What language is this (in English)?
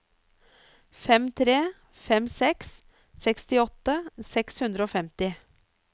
Norwegian